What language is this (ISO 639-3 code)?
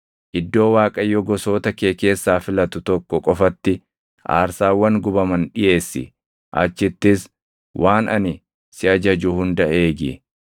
orm